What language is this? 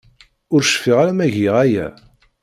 Kabyle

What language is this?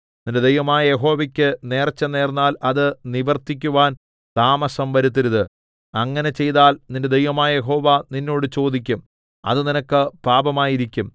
Malayalam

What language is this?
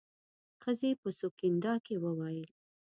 Pashto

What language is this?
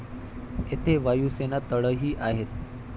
Marathi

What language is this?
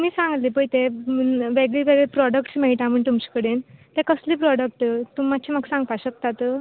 Konkani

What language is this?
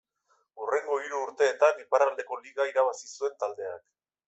Basque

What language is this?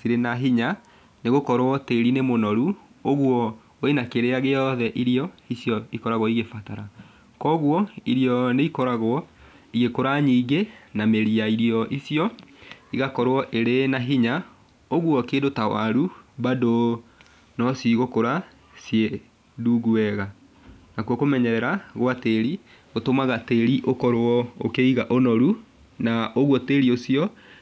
Kikuyu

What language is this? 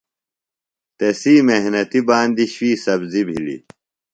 Phalura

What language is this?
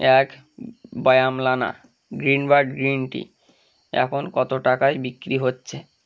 Bangla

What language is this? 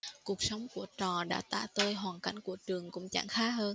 Vietnamese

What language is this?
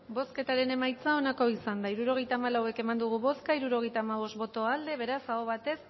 Basque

